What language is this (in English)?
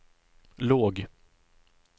Swedish